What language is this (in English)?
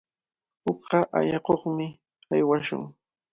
Cajatambo North Lima Quechua